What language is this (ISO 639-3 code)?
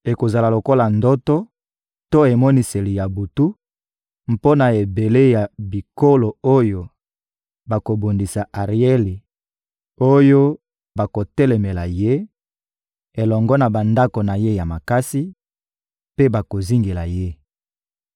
lin